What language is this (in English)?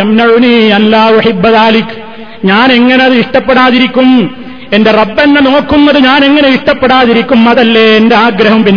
Malayalam